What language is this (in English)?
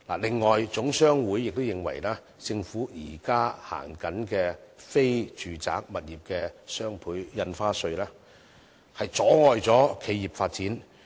Cantonese